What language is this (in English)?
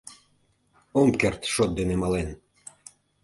Mari